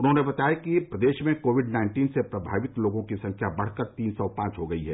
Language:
Hindi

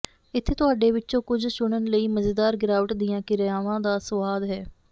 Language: Punjabi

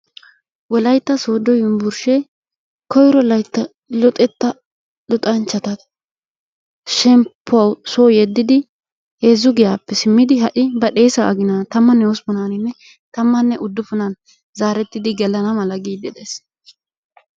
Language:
Wolaytta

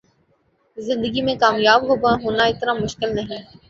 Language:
Urdu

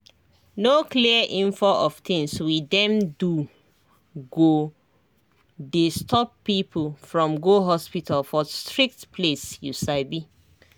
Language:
Nigerian Pidgin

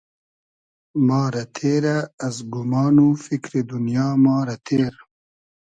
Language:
Hazaragi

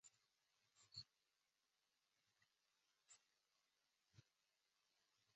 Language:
Chinese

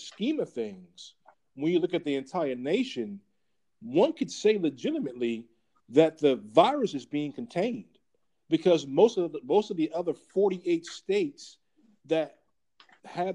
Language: English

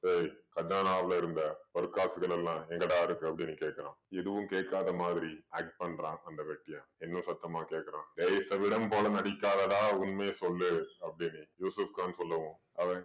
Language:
Tamil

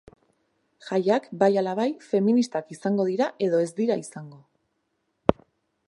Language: Basque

